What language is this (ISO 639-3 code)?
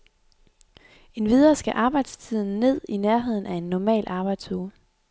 dan